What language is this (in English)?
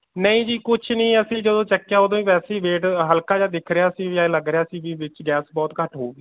Punjabi